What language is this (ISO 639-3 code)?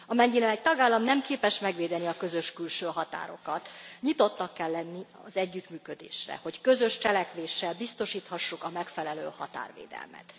hun